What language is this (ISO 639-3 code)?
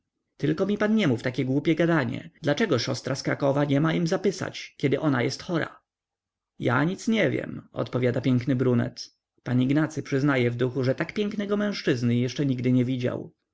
pol